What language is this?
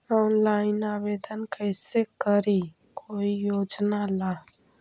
Magahi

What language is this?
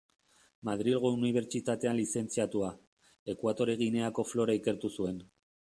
Basque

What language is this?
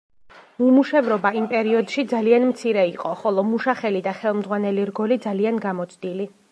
Georgian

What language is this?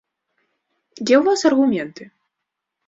Belarusian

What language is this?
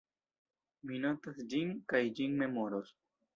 Esperanto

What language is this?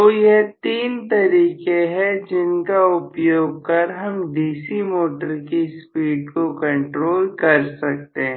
Hindi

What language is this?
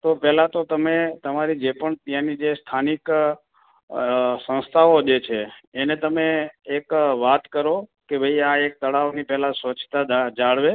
Gujarati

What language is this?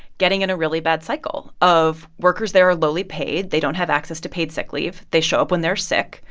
English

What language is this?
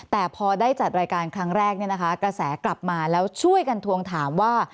Thai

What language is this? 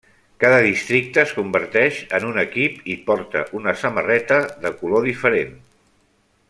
Catalan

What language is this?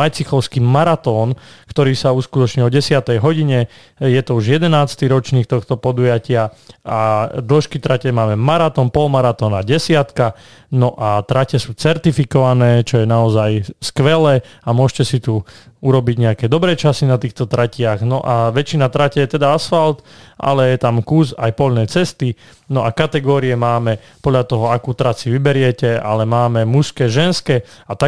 Slovak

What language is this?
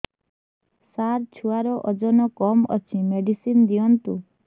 Odia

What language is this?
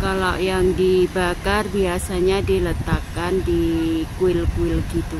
Indonesian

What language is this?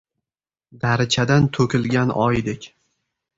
Uzbek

